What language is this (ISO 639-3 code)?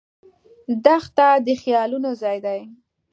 pus